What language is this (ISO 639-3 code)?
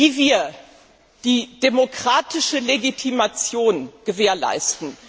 deu